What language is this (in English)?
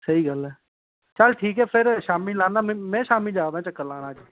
Dogri